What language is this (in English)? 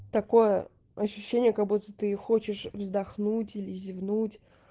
Russian